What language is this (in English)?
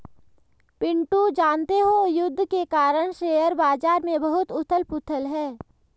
Hindi